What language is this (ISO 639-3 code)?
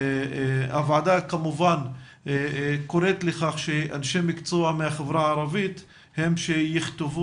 heb